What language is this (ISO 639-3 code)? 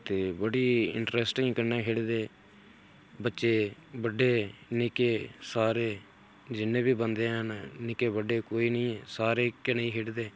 doi